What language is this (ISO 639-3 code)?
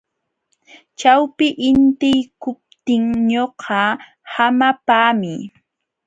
qxw